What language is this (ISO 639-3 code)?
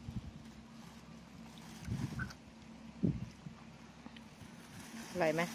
tha